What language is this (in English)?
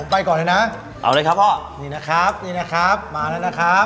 Thai